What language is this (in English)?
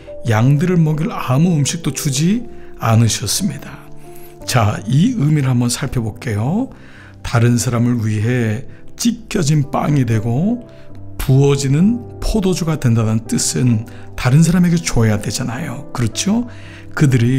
Korean